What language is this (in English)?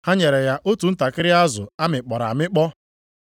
Igbo